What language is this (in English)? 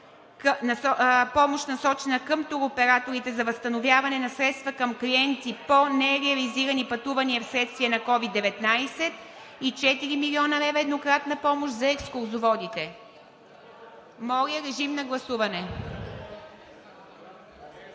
Bulgarian